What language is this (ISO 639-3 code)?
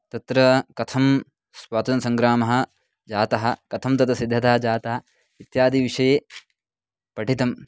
san